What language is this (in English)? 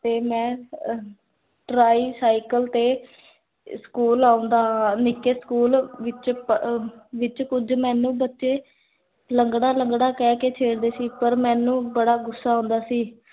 Punjabi